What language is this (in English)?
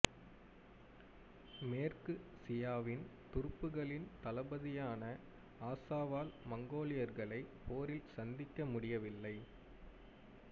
Tamil